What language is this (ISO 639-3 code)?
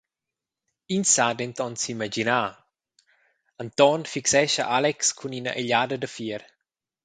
roh